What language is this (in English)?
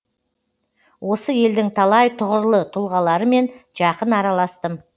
Kazakh